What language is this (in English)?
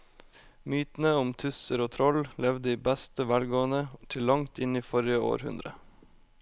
Norwegian